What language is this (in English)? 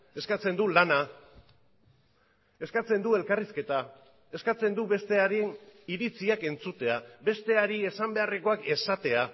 Basque